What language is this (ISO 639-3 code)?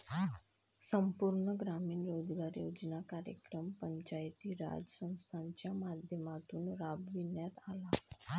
mar